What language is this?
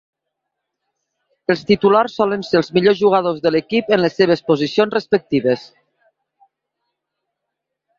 Catalan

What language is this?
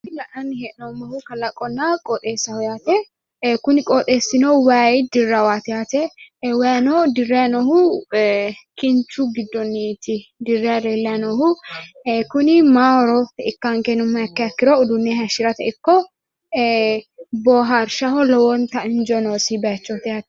Sidamo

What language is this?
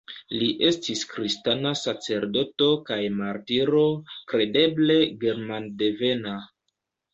Esperanto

